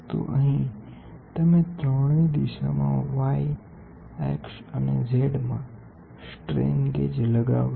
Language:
Gujarati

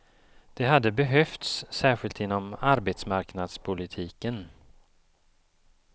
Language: Swedish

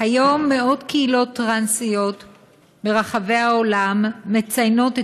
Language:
Hebrew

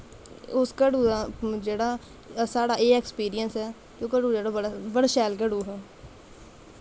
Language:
Dogri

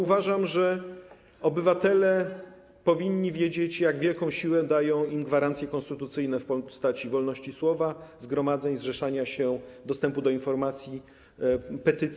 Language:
Polish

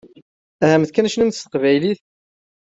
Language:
Kabyle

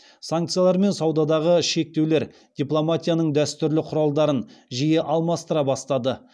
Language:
Kazakh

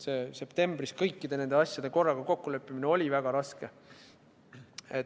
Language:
Estonian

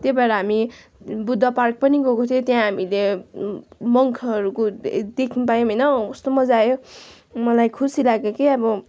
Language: Nepali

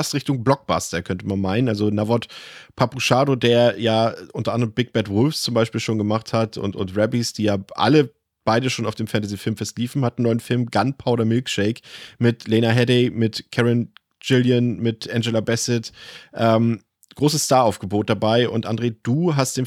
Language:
German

